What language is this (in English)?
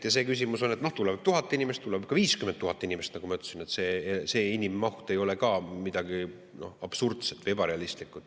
Estonian